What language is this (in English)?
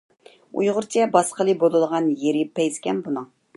Uyghur